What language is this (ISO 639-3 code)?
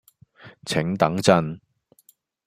yue